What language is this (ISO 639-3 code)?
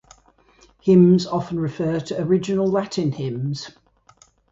eng